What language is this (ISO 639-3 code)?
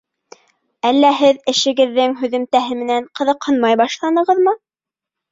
bak